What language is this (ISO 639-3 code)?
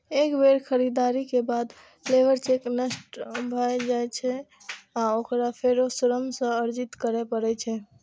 mai